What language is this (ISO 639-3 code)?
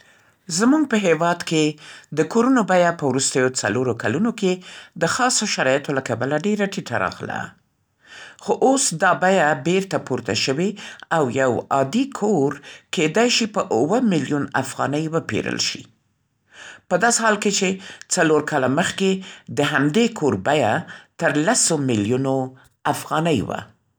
pst